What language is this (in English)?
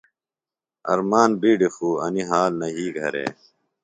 Phalura